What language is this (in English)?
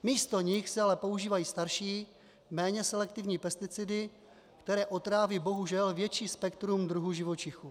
Czech